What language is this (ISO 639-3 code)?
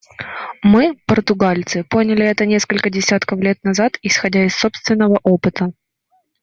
rus